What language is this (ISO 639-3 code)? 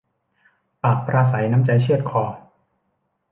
tha